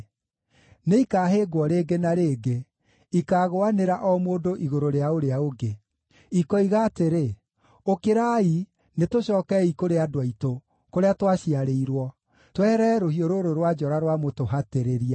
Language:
Kikuyu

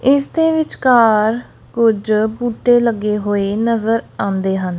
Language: Punjabi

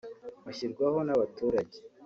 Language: Kinyarwanda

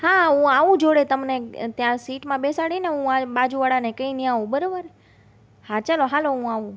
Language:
Gujarati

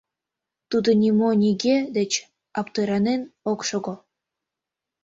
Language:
Mari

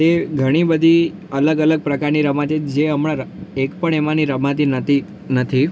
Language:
Gujarati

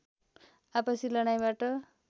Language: Nepali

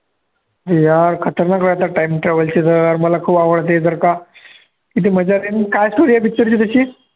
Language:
Marathi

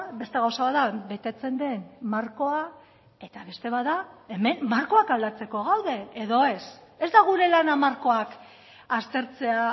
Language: Basque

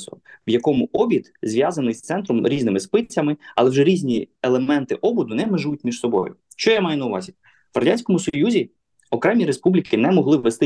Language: Ukrainian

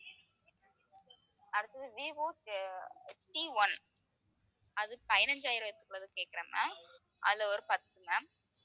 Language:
Tamil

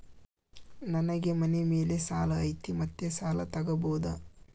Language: Kannada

